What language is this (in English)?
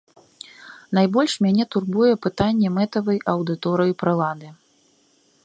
Belarusian